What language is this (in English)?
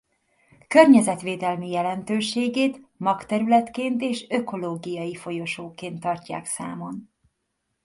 Hungarian